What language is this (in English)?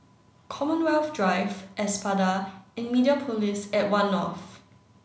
English